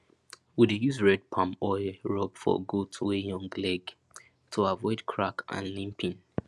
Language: Nigerian Pidgin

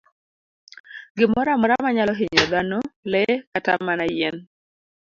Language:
Luo (Kenya and Tanzania)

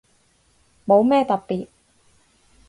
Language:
Cantonese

